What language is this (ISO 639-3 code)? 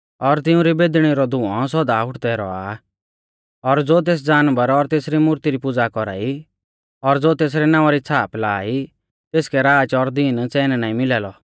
bfz